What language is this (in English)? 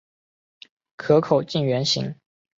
Chinese